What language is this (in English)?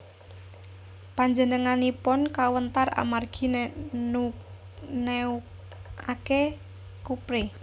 Javanese